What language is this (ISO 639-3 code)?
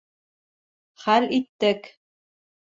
bak